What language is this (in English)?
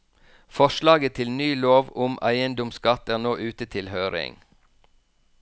Norwegian